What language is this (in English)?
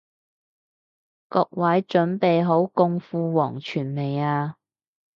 Cantonese